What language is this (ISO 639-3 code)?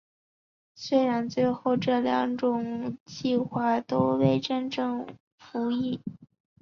zho